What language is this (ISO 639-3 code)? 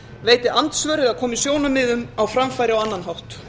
isl